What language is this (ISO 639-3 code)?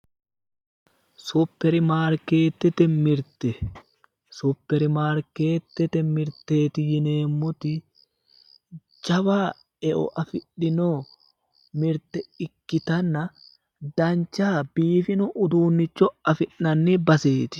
sid